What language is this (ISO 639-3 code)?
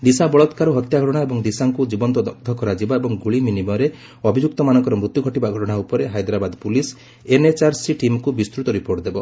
ori